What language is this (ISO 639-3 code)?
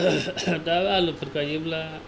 brx